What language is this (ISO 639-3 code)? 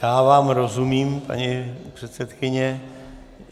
ces